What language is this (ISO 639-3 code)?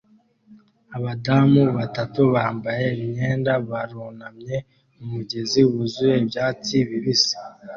kin